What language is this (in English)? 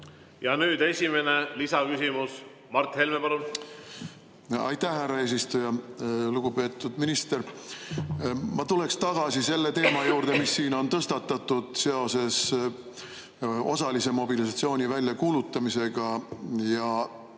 Estonian